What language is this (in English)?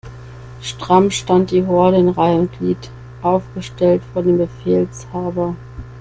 German